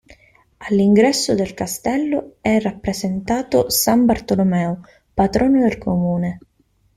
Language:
Italian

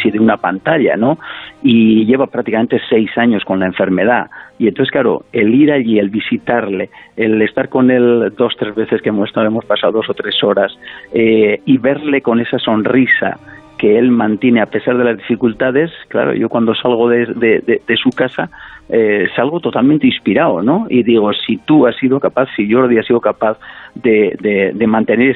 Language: Spanish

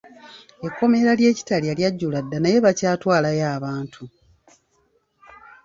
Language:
Ganda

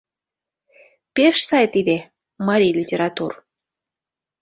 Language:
Mari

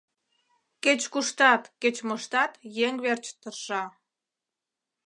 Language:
Mari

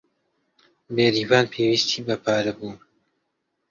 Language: Central Kurdish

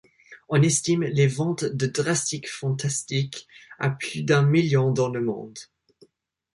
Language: French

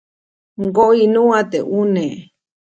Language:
Copainalá Zoque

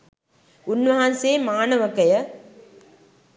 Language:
Sinhala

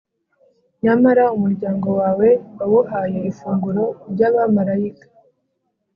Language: Kinyarwanda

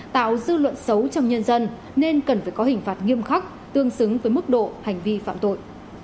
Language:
Vietnamese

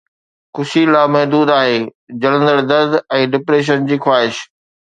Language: Sindhi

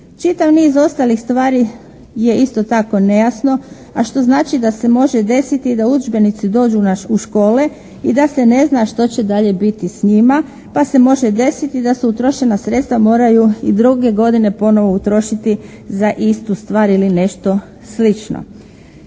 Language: Croatian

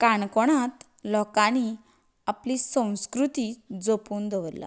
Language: Konkani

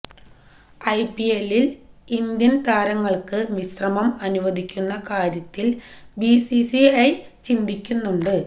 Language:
Malayalam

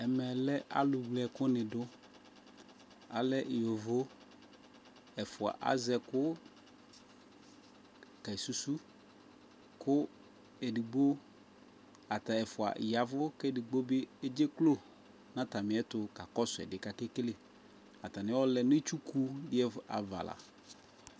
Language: Ikposo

